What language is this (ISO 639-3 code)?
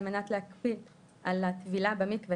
heb